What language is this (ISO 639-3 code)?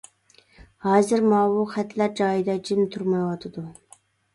uig